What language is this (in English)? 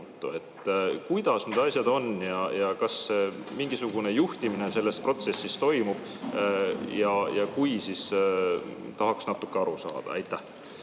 Estonian